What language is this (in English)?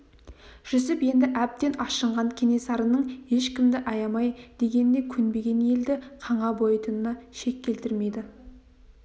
Kazakh